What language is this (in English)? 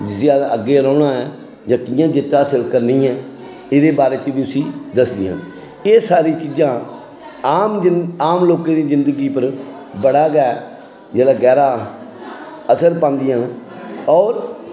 Dogri